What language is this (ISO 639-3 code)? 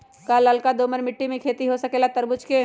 mag